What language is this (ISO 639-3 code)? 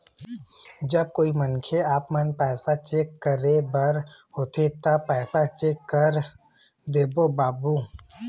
hne